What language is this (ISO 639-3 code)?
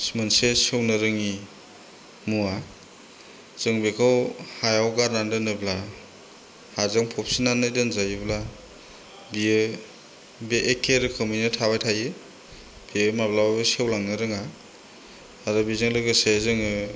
brx